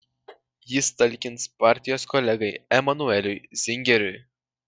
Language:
Lithuanian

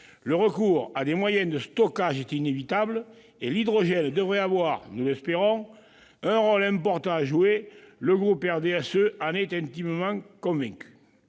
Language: French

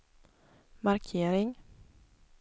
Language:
Swedish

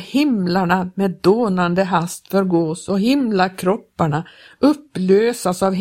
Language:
Swedish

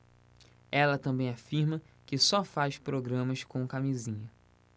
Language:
Portuguese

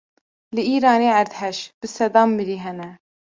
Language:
Kurdish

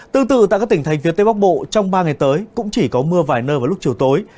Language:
Vietnamese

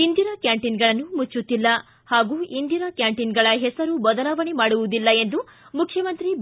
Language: Kannada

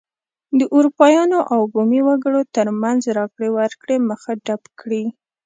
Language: Pashto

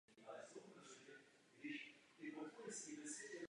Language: Czech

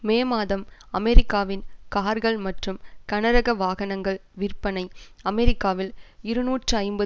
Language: Tamil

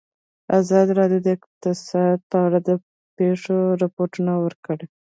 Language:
Pashto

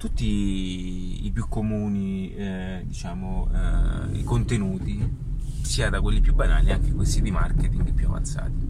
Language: Italian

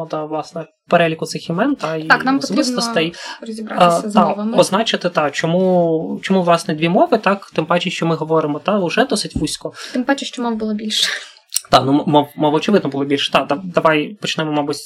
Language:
Ukrainian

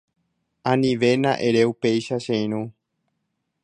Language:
Guarani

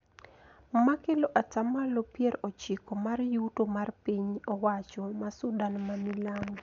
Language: Luo (Kenya and Tanzania)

